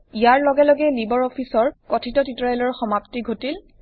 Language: Assamese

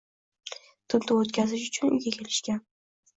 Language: Uzbek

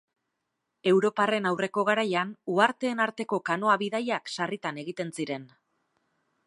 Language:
Basque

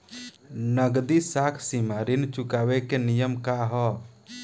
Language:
Bhojpuri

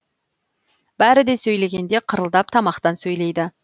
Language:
Kazakh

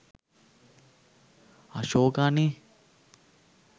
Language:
Sinhala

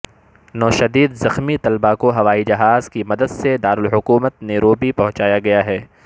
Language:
Urdu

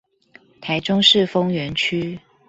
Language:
Chinese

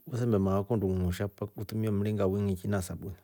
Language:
Rombo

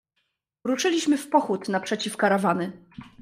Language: Polish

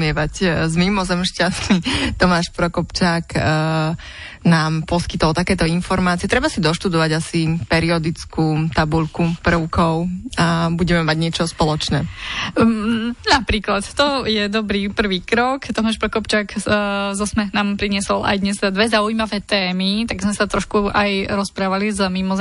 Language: Slovak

